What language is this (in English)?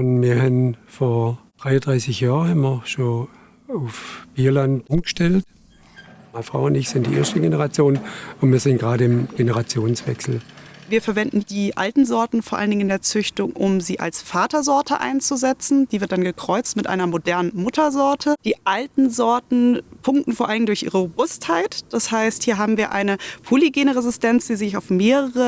German